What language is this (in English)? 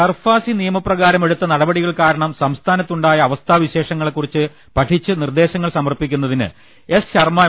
Malayalam